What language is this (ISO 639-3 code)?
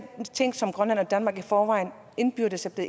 dan